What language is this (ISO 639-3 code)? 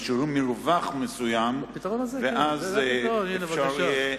heb